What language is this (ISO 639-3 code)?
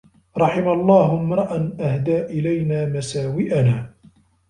ara